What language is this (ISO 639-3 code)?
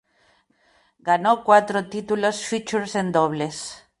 spa